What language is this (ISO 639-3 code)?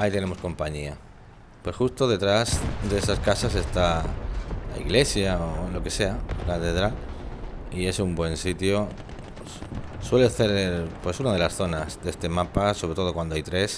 spa